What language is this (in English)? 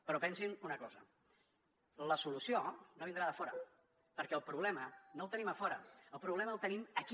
Catalan